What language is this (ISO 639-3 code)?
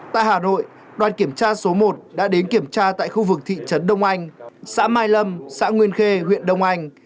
vie